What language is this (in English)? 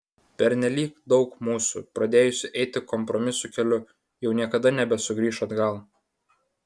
Lithuanian